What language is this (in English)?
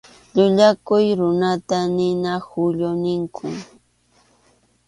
Arequipa-La Unión Quechua